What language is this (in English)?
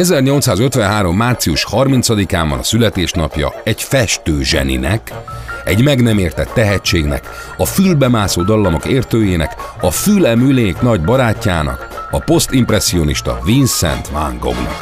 Hungarian